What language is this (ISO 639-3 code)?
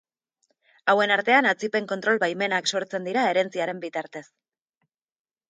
eus